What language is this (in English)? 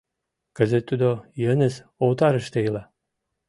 Mari